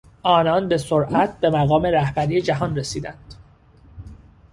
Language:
Persian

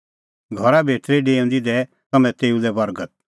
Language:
Kullu Pahari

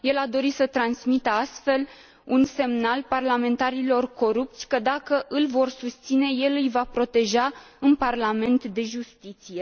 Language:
Romanian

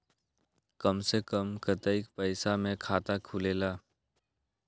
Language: Magahi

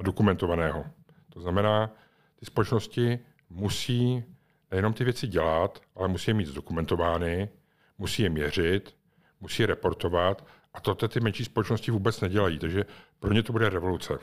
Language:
Czech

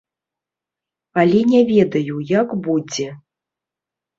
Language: Belarusian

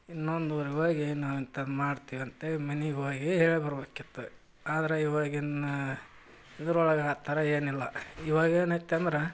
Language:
Kannada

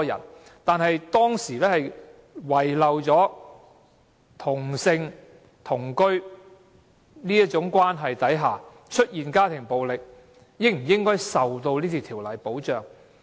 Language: Cantonese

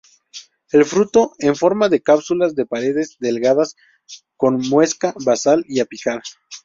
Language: Spanish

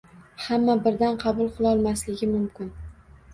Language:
Uzbek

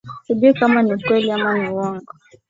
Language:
Swahili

